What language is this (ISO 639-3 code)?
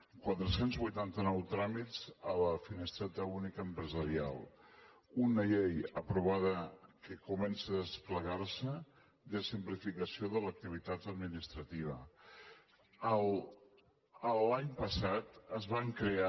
cat